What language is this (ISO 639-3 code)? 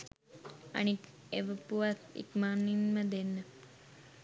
sin